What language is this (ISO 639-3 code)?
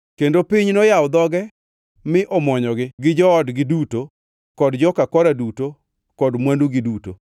luo